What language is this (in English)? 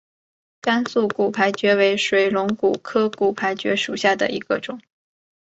Chinese